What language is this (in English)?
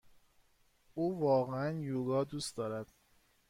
Persian